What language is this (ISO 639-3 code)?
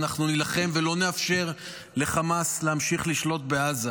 heb